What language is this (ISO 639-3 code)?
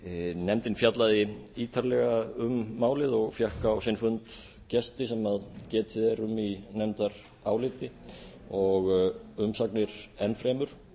isl